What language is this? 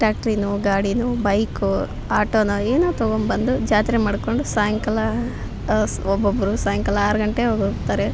Kannada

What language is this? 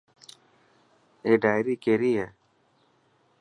Dhatki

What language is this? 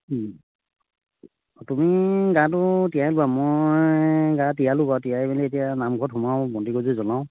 Assamese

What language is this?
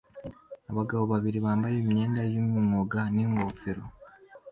Kinyarwanda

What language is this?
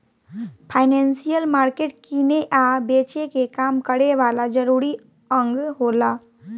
Bhojpuri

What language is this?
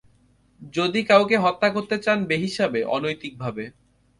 Bangla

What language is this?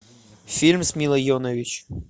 Russian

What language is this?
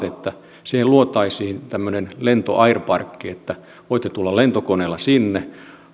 Finnish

